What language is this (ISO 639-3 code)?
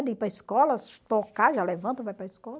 por